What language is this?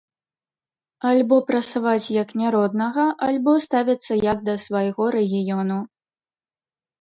Belarusian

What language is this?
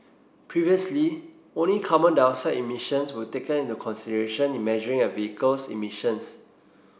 English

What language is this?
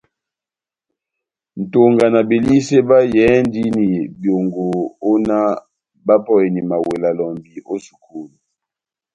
Batanga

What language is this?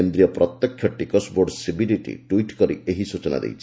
Odia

